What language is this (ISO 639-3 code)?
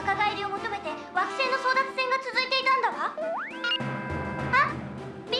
jpn